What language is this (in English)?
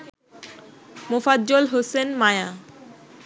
Bangla